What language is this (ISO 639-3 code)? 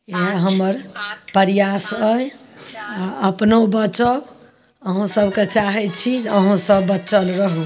mai